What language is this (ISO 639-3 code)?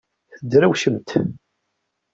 kab